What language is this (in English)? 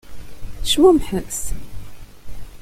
Kabyle